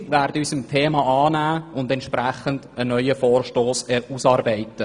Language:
Swiss German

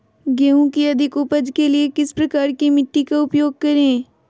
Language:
Magahi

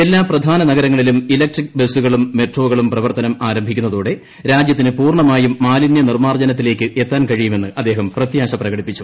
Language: Malayalam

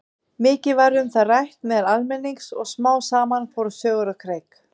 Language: Icelandic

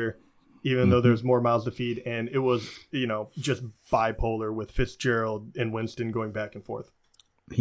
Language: English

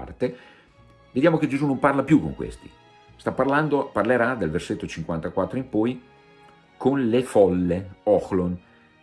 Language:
Italian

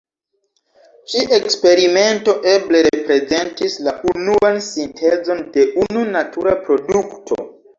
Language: Esperanto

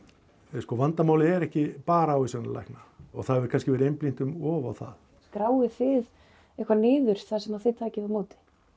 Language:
Icelandic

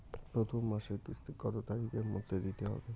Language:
Bangla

